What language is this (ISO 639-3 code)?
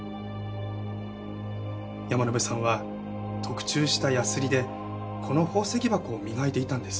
jpn